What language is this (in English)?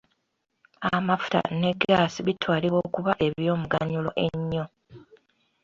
Ganda